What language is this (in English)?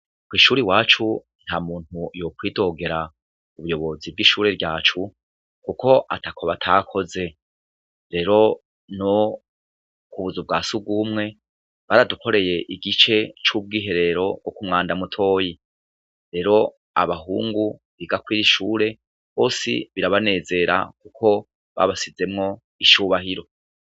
Rundi